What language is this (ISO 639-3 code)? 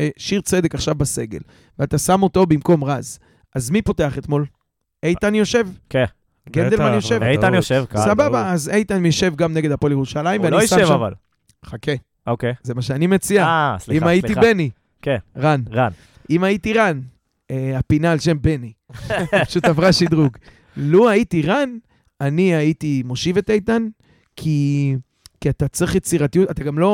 heb